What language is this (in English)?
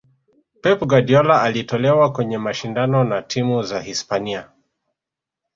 Swahili